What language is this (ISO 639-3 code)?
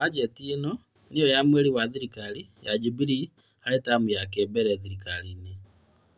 kik